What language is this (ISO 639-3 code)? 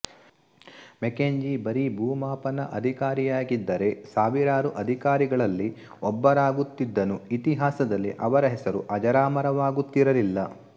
kan